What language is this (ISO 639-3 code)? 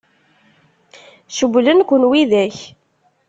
kab